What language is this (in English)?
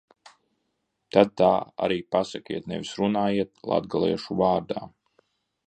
Latvian